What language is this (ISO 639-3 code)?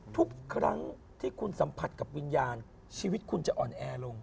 tha